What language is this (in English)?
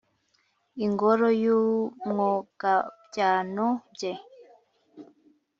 Kinyarwanda